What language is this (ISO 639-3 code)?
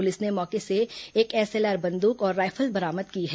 hin